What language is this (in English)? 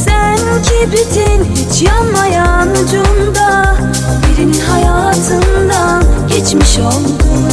Turkish